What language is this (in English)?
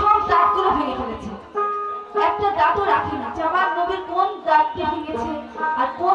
Hindi